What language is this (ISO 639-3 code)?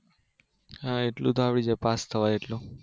guj